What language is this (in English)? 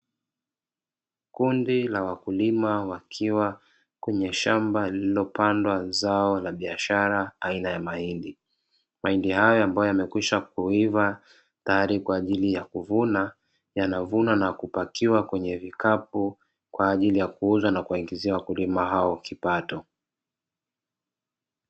Swahili